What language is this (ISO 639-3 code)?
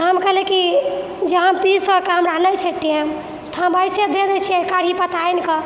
mai